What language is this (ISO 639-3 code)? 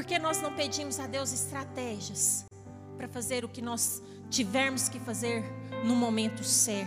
por